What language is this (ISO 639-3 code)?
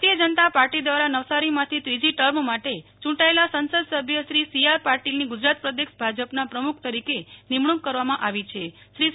guj